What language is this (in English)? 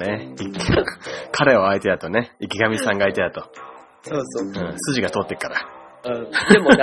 Japanese